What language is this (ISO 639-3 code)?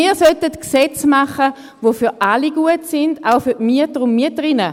gsw